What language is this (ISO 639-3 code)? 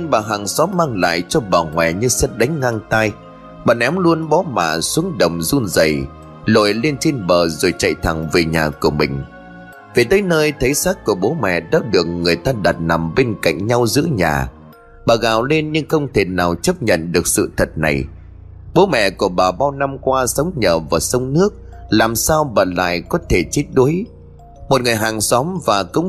vie